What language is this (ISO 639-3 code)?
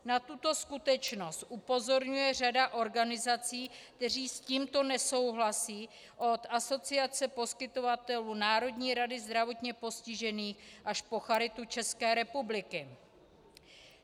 ces